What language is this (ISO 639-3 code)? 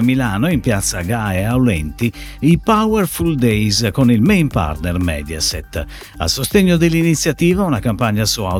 ita